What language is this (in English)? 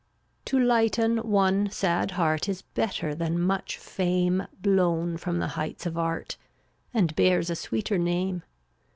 English